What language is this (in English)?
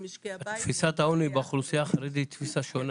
Hebrew